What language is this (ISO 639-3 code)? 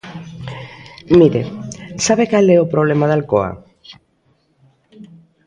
glg